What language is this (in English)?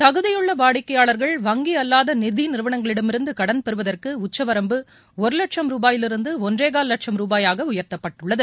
Tamil